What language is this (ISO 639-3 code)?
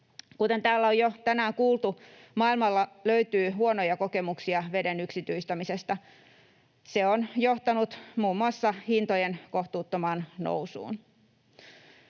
fin